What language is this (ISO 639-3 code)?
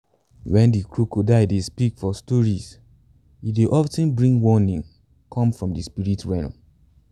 pcm